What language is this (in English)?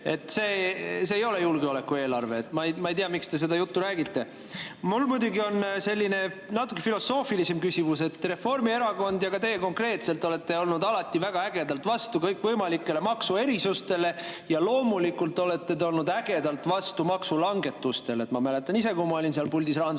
Estonian